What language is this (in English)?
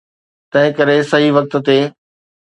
Sindhi